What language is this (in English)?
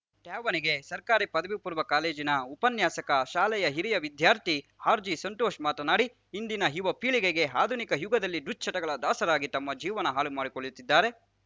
Kannada